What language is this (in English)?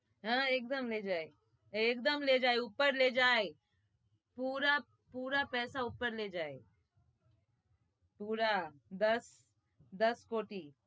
Gujarati